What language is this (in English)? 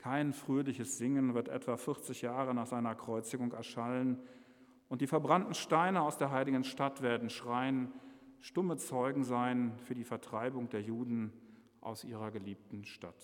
German